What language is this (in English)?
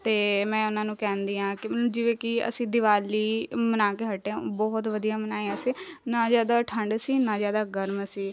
Punjabi